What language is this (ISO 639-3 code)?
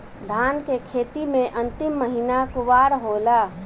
bho